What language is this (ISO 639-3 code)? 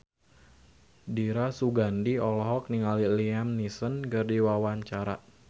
sun